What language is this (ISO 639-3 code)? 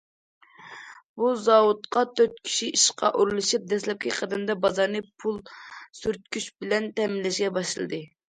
uig